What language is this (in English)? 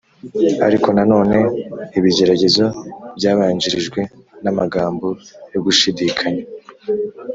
Kinyarwanda